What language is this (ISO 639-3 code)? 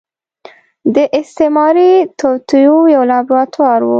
pus